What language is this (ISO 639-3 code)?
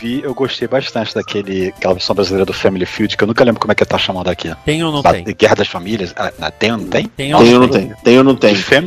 por